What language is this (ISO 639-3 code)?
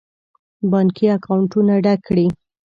pus